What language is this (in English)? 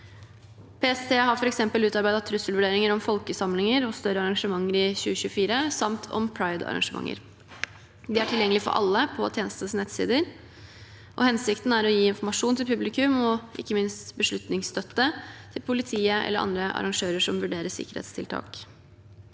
Norwegian